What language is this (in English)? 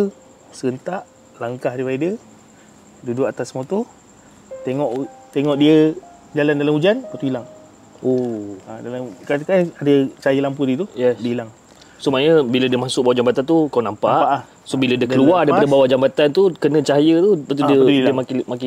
Malay